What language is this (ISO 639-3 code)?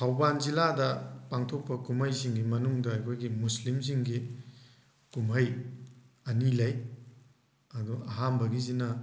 mni